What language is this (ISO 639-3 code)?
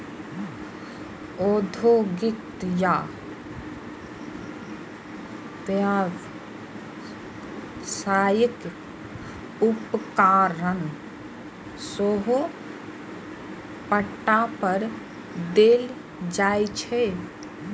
mai